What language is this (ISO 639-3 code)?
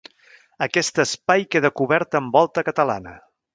cat